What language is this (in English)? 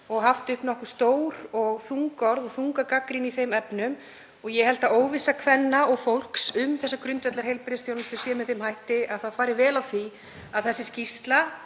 Icelandic